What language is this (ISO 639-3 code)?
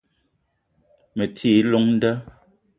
eto